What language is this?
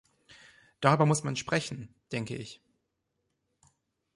German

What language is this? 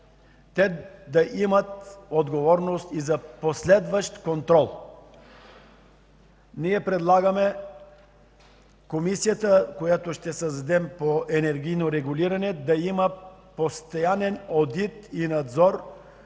Bulgarian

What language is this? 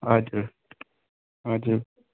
Nepali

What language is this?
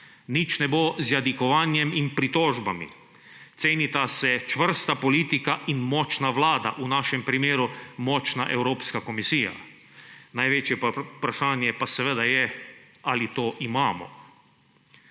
Slovenian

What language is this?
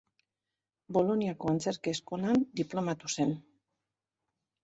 Basque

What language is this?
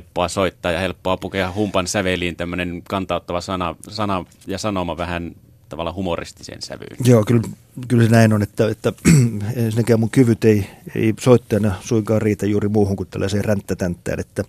Finnish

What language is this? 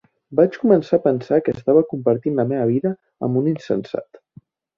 Catalan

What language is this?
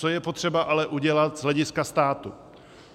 Czech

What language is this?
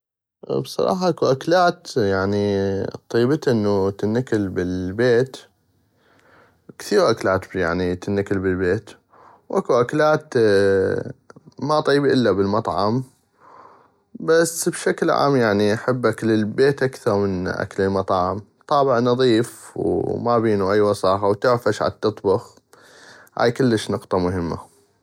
North Mesopotamian Arabic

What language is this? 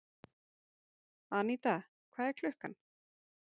Icelandic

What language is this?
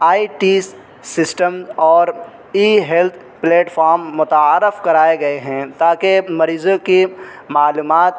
Urdu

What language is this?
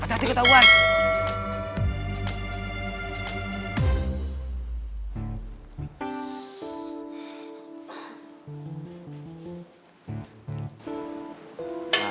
Indonesian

